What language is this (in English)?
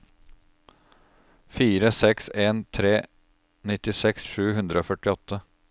Norwegian